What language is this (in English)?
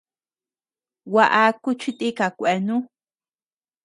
Tepeuxila Cuicatec